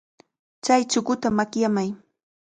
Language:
Cajatambo North Lima Quechua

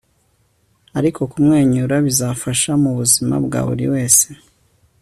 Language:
Kinyarwanda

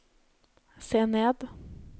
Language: Norwegian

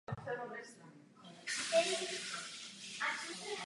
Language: Czech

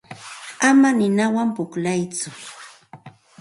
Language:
Santa Ana de Tusi Pasco Quechua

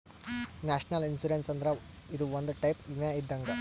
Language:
Kannada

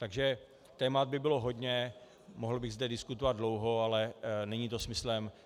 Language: Czech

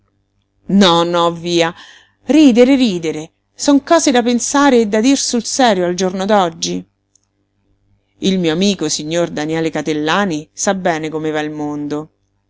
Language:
Italian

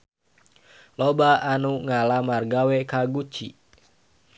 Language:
Sundanese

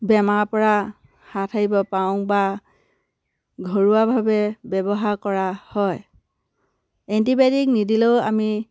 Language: Assamese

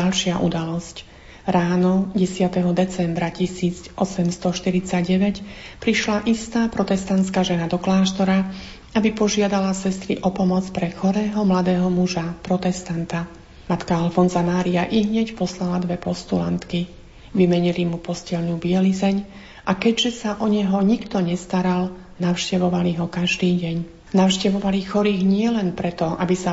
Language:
Slovak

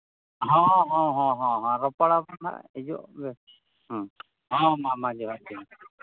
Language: Santali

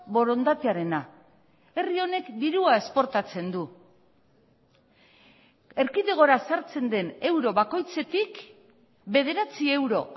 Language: Basque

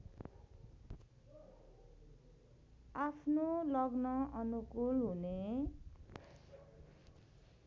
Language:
Nepali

